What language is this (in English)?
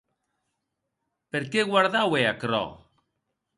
Occitan